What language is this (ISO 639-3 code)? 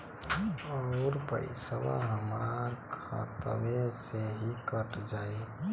bho